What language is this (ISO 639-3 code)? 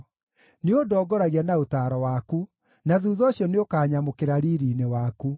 kik